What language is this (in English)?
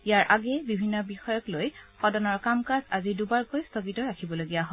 Assamese